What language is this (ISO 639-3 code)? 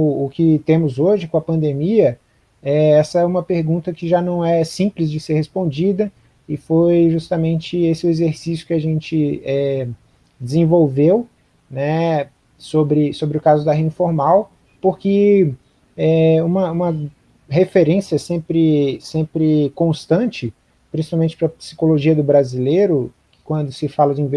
por